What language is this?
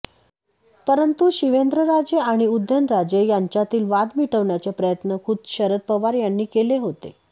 Marathi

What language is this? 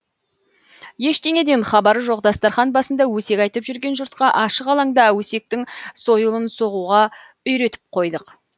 Kazakh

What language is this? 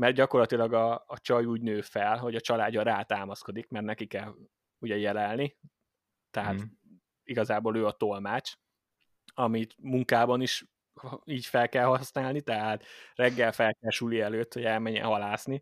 Hungarian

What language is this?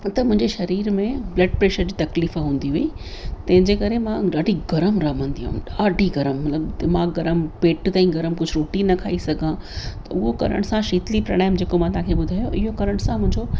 Sindhi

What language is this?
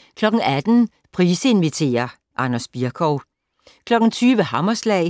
Danish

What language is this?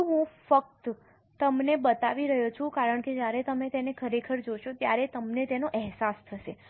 Gujarati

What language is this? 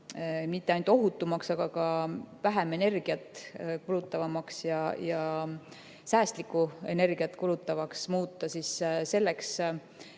Estonian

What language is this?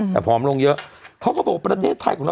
Thai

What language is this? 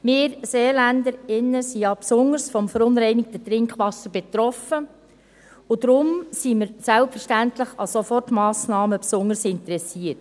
Swiss German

